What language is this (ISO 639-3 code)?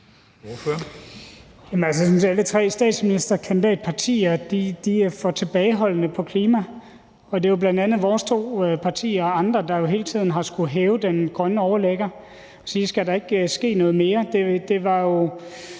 dan